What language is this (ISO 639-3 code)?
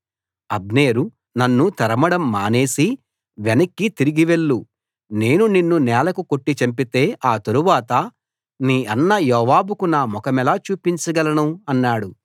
tel